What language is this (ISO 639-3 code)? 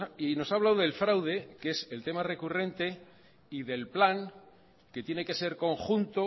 spa